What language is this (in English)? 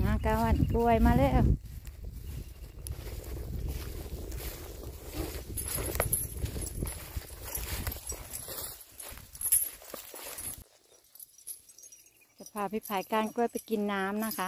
Thai